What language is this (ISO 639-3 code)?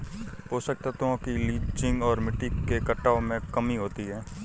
hin